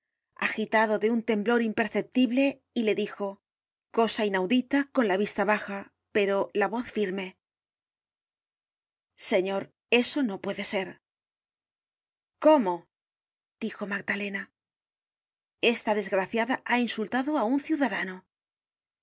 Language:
Spanish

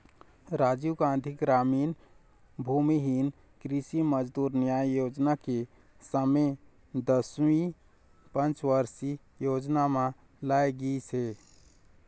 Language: Chhattisgarhi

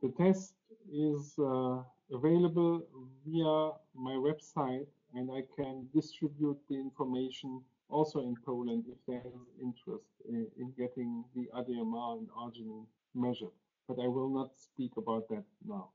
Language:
Polish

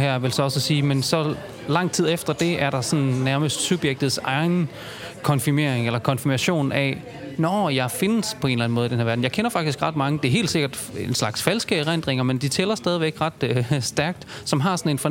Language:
Danish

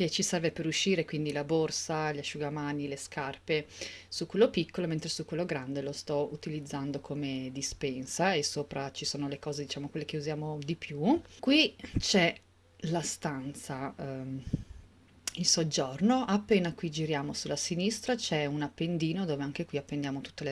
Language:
Italian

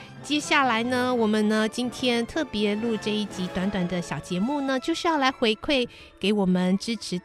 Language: Chinese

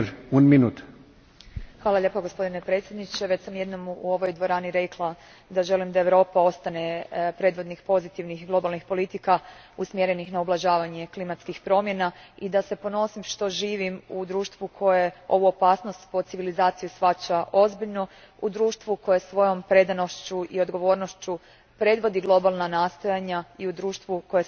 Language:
Croatian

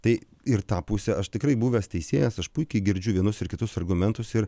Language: Lithuanian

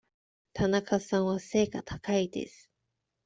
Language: Japanese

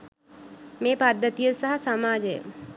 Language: Sinhala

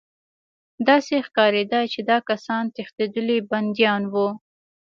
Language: Pashto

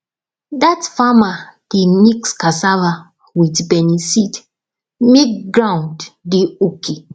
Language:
Nigerian Pidgin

